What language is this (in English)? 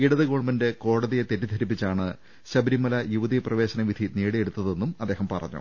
Malayalam